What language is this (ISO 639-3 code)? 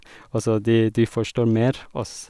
nor